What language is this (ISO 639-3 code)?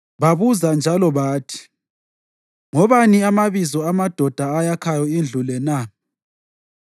nde